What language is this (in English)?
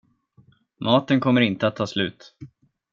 Swedish